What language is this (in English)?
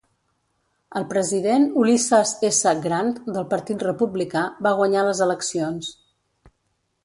Catalan